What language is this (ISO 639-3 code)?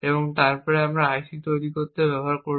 ben